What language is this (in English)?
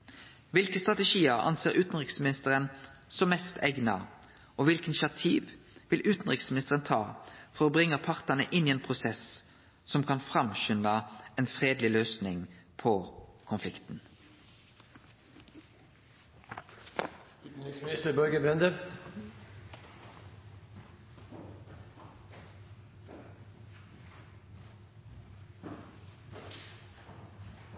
Norwegian Nynorsk